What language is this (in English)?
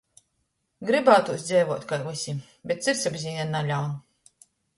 Latgalian